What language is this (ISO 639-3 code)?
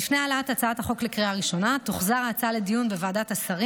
heb